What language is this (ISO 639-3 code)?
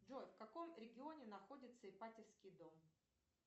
rus